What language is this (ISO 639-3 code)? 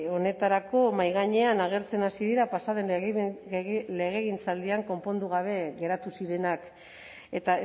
eus